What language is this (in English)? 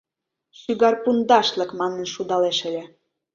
Mari